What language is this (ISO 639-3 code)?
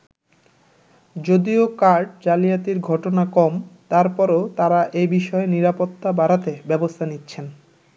ben